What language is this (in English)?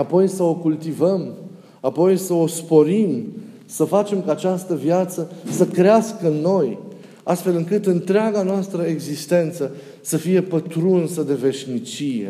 Romanian